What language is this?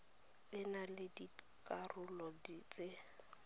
Tswana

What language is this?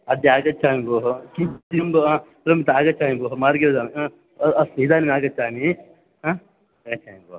Sanskrit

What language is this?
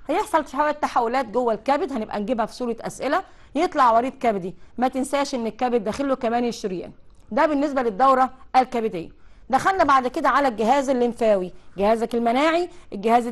Arabic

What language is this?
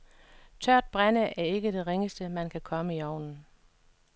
Danish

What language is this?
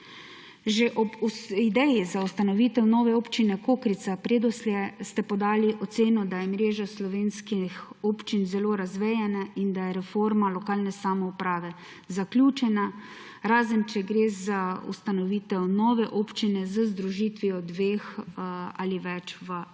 Slovenian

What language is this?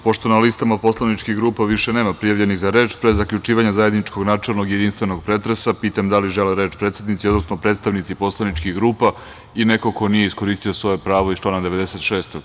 Serbian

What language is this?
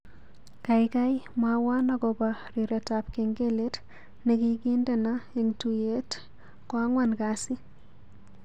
Kalenjin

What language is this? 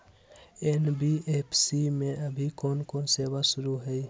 Magahi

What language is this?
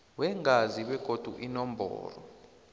South Ndebele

